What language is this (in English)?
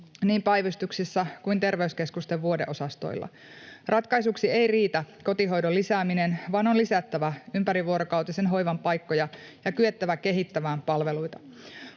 Finnish